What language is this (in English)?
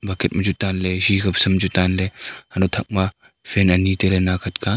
Wancho Naga